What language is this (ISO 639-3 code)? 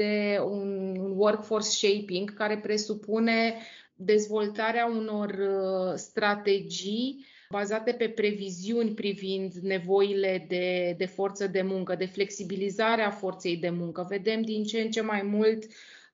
ron